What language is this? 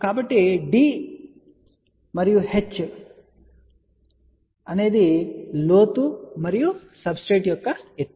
Telugu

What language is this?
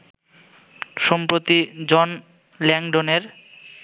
Bangla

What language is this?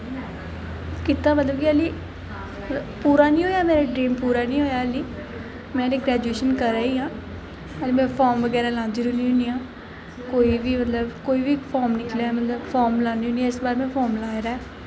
Dogri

